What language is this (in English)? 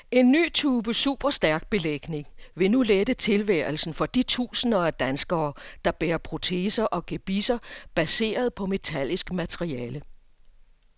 Danish